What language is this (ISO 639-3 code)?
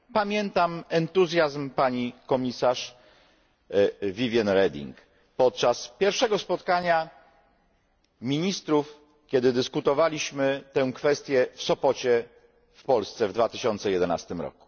pol